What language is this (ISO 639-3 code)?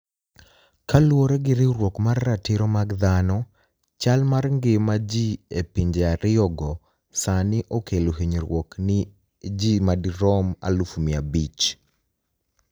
luo